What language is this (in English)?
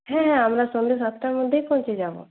Bangla